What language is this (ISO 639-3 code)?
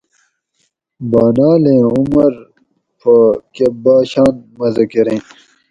gwc